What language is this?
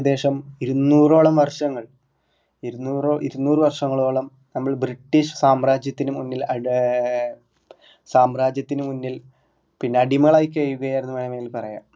Malayalam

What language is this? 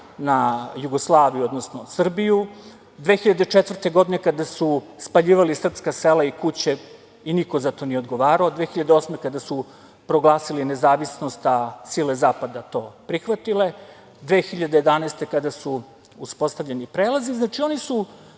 Serbian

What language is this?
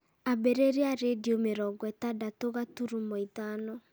Kikuyu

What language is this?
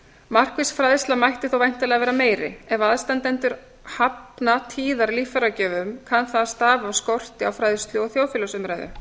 Icelandic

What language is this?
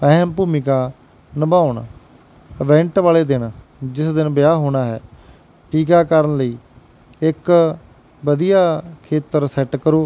Punjabi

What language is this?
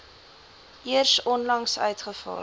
Afrikaans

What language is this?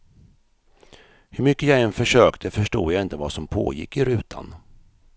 Swedish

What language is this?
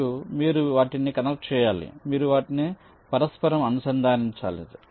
Telugu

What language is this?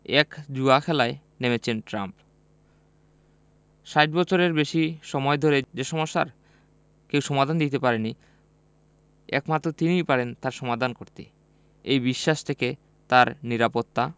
Bangla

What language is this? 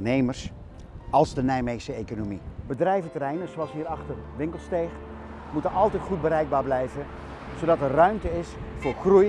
Dutch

